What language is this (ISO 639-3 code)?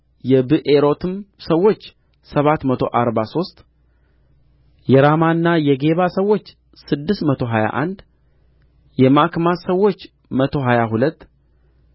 amh